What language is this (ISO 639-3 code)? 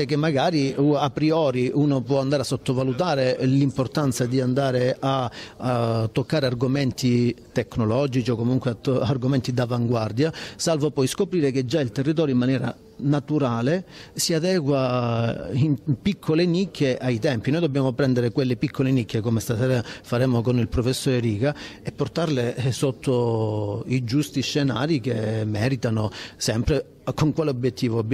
ita